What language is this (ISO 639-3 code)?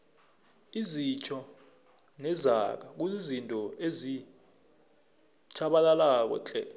nbl